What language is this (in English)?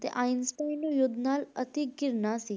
Punjabi